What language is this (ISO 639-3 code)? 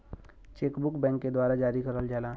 bho